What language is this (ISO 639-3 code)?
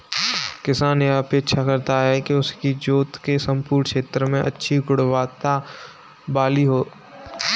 hin